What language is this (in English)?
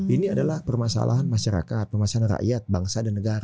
Indonesian